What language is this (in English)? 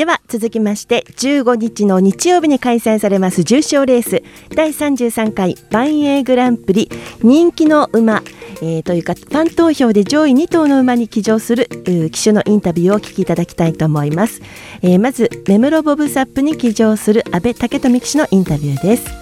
Japanese